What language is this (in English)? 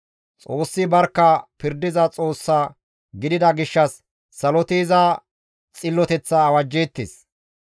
Gamo